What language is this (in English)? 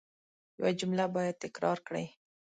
Pashto